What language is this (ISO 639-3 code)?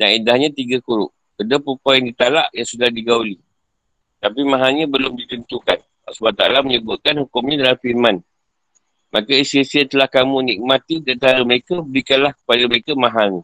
msa